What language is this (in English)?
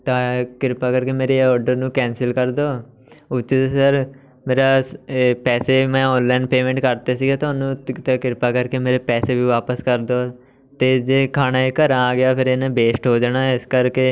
Punjabi